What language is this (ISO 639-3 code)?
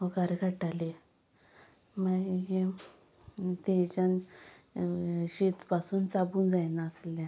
kok